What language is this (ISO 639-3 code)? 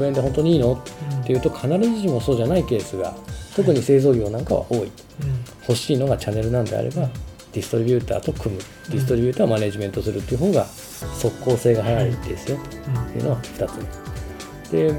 jpn